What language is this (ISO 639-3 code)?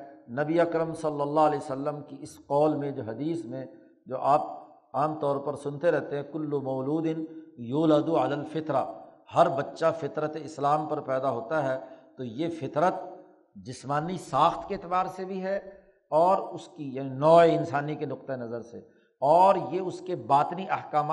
urd